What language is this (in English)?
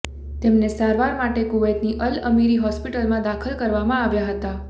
Gujarati